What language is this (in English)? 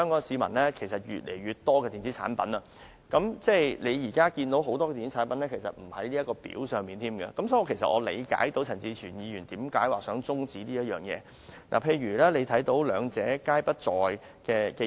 Cantonese